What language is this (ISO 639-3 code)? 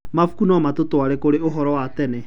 kik